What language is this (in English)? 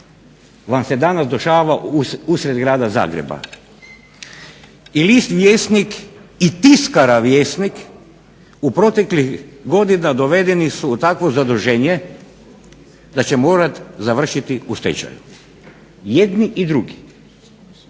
Croatian